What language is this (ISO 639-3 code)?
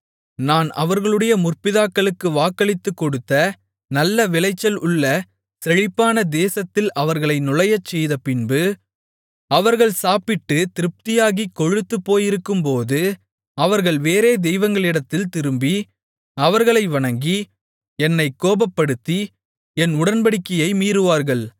tam